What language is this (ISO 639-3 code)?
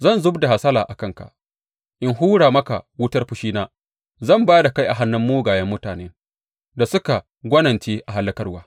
hau